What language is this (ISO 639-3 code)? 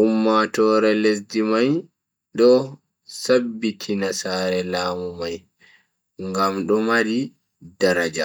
fui